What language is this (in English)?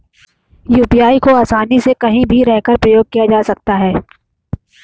Hindi